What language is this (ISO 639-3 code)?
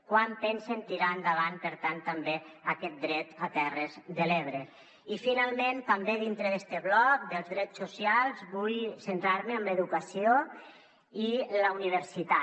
cat